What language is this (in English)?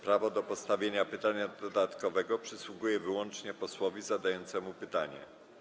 Polish